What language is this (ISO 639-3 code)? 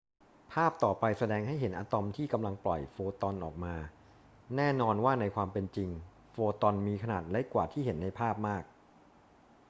tha